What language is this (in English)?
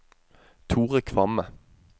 Norwegian